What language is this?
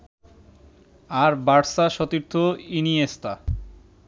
Bangla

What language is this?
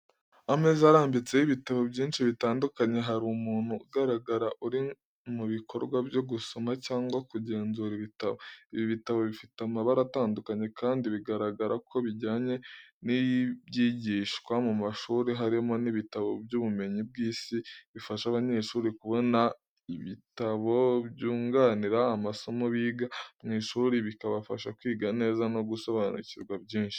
Kinyarwanda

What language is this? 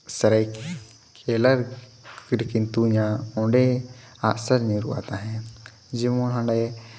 Santali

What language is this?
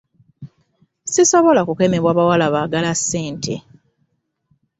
Ganda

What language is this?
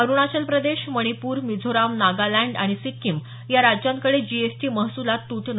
Marathi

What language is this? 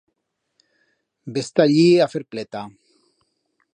Aragonese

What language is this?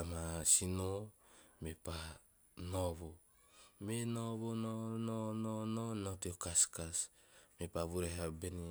Teop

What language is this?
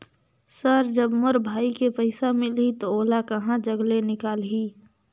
Chhattisgarhi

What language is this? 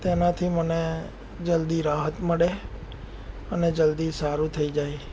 Gujarati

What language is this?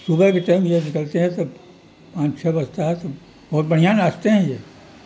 Urdu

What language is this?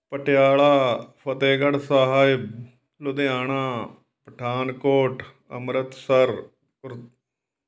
Punjabi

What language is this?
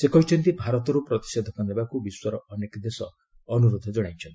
Odia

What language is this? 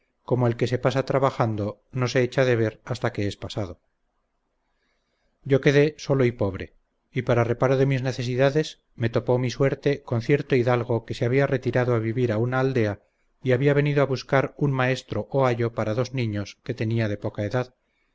Spanish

